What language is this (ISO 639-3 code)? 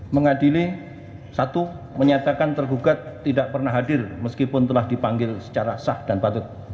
ind